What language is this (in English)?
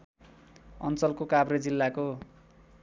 Nepali